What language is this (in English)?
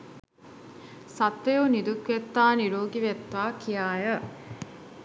Sinhala